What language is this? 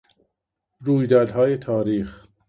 Persian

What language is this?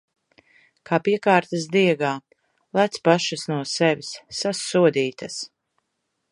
Latvian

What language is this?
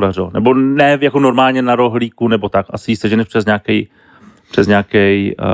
Czech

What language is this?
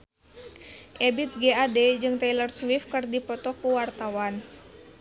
Sundanese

